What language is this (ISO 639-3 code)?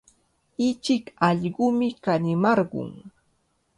qvl